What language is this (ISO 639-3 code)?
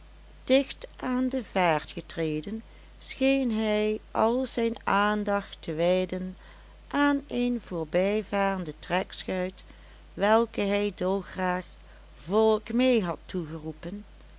nld